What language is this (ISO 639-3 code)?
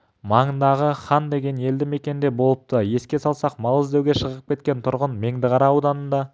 kaz